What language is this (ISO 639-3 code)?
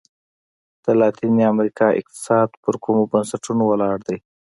pus